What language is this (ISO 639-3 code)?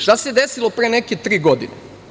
srp